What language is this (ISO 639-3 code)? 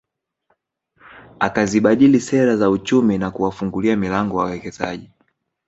swa